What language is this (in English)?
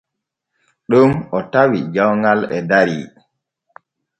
Borgu Fulfulde